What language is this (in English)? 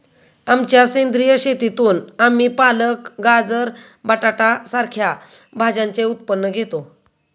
Marathi